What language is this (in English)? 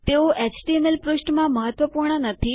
Gujarati